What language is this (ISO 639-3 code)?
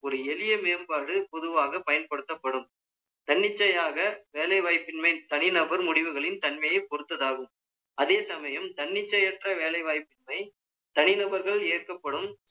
tam